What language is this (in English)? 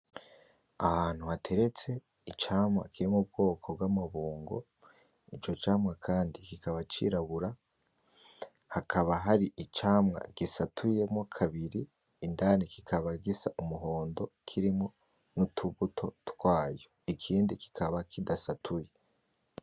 Rundi